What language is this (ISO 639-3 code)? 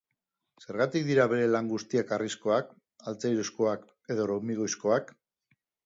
eus